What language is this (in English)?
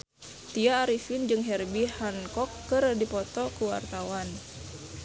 Sundanese